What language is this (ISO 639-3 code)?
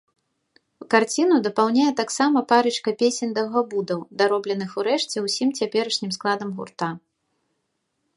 bel